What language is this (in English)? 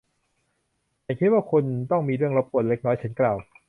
Thai